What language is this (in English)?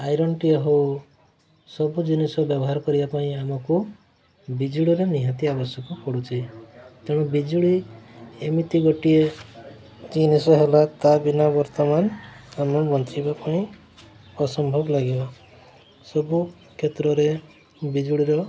Odia